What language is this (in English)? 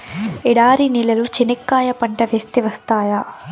Telugu